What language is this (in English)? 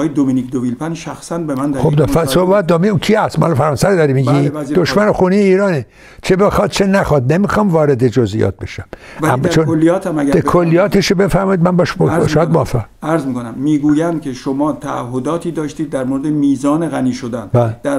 Persian